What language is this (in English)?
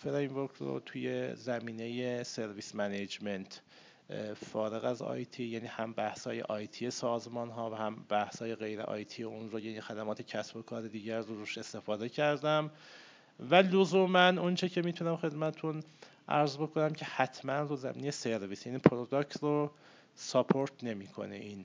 Persian